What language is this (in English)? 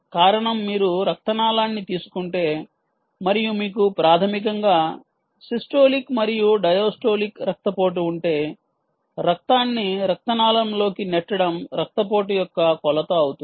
Telugu